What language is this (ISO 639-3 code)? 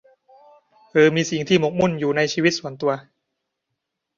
tha